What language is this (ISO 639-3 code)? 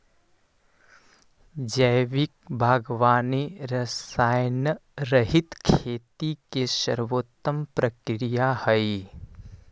mag